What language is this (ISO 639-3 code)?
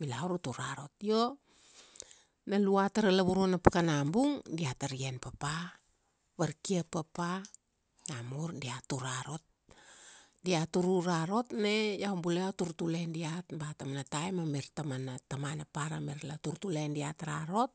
ksd